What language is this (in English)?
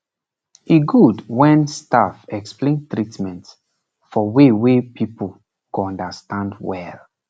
Nigerian Pidgin